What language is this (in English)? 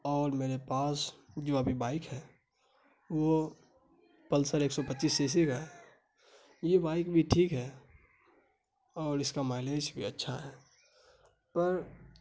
Urdu